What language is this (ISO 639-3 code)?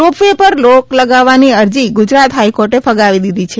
guj